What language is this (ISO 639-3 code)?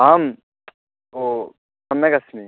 san